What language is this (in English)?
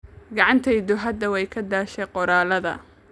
Somali